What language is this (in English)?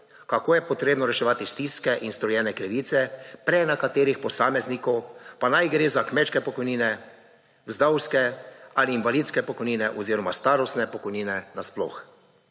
Slovenian